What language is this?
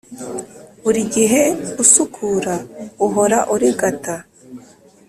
Kinyarwanda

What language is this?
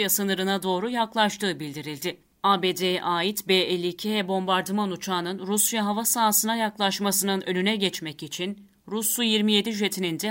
Turkish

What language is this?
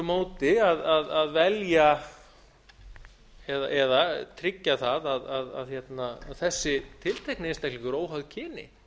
Icelandic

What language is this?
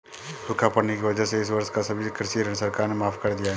Hindi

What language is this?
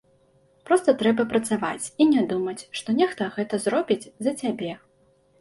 Belarusian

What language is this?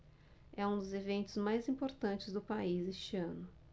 Portuguese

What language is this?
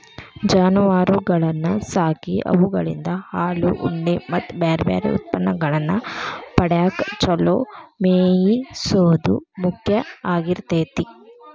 Kannada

